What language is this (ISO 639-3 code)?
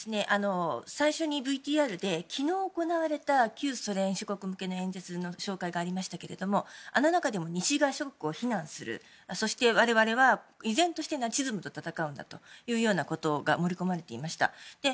jpn